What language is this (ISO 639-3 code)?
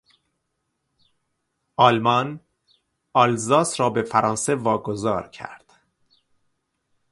fas